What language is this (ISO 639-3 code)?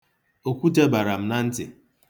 ibo